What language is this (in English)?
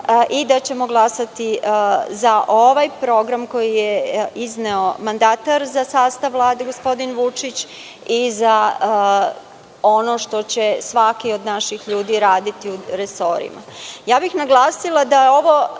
Serbian